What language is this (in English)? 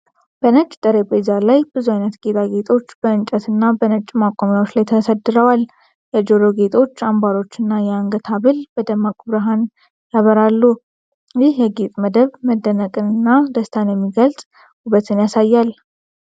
Amharic